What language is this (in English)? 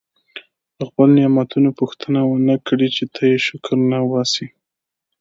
Pashto